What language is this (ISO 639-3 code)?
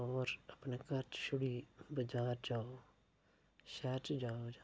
doi